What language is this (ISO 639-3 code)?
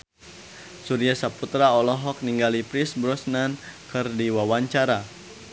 sun